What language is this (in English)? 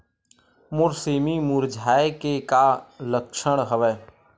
Chhattisgarhi